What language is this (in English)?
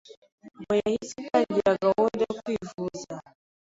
Kinyarwanda